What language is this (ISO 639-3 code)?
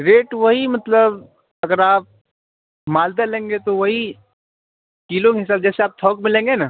urd